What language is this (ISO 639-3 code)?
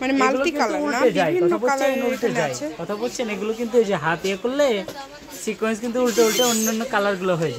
ron